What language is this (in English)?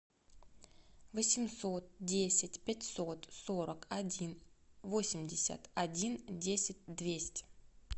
Russian